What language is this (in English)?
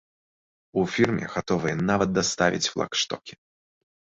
Belarusian